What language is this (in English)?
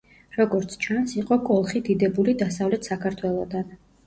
Georgian